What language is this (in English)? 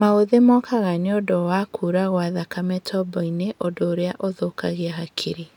Kikuyu